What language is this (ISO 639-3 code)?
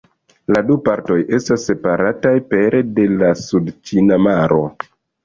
epo